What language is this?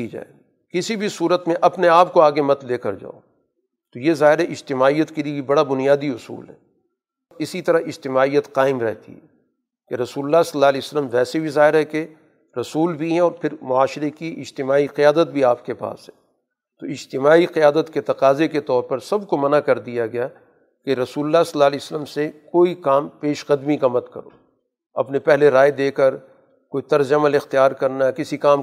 Urdu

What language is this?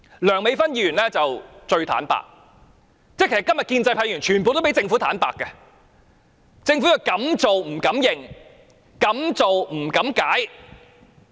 Cantonese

